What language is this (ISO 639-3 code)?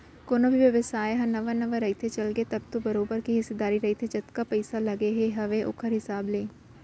hne